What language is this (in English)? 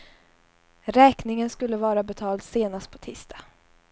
Swedish